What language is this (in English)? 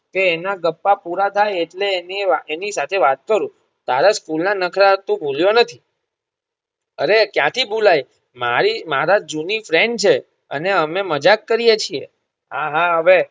Gujarati